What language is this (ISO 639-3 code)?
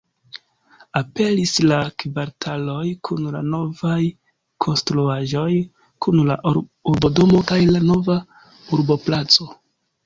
epo